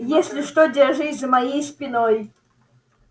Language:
Russian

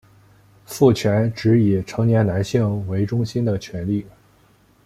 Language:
Chinese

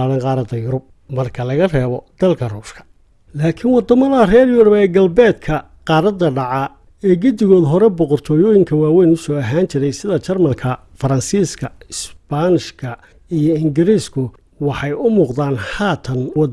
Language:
Somali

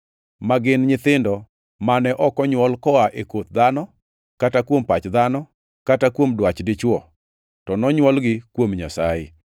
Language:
Luo (Kenya and Tanzania)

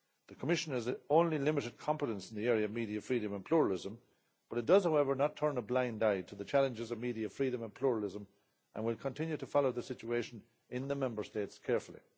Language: English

